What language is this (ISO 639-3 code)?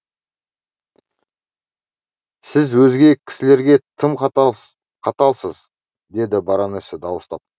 kaz